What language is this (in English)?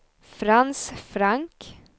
Swedish